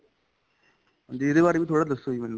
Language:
Punjabi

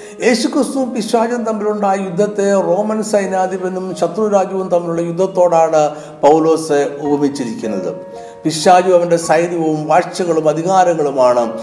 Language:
Malayalam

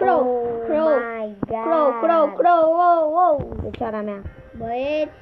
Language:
Romanian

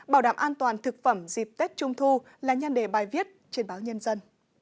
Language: Vietnamese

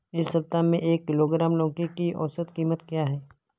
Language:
Hindi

